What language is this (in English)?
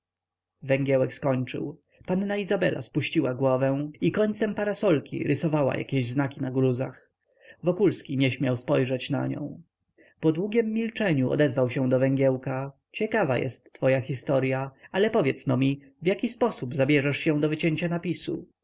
Polish